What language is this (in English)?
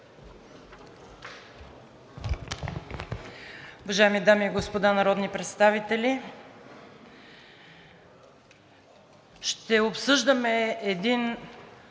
Bulgarian